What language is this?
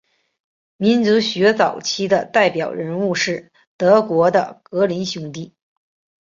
Chinese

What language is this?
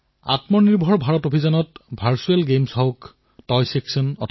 Assamese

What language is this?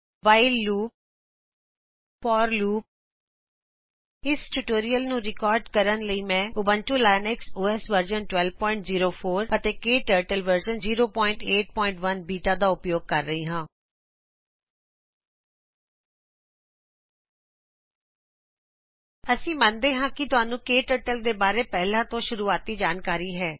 Punjabi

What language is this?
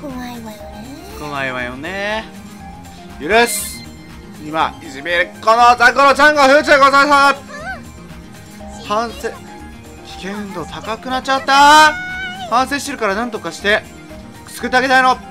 Japanese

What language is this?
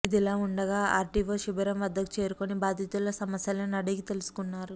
Telugu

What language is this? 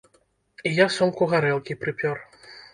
Belarusian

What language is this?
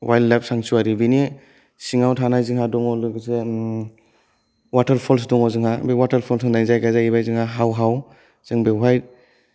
Bodo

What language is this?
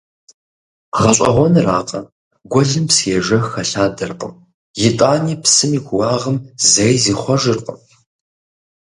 Kabardian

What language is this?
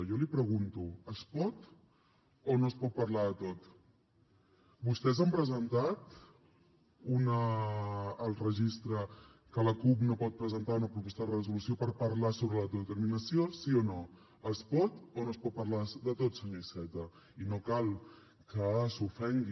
Catalan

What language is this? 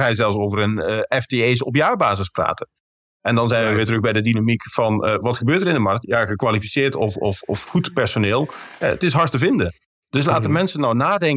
Dutch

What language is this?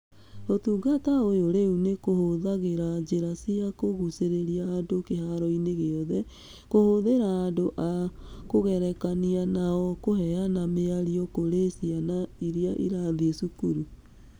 Kikuyu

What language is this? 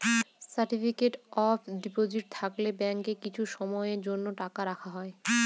Bangla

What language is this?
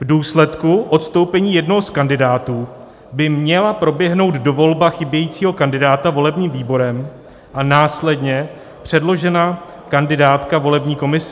Czech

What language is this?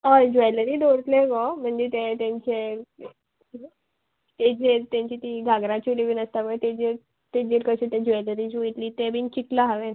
Konkani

